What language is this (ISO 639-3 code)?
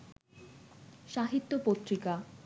ben